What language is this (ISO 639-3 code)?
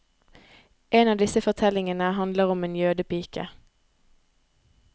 nor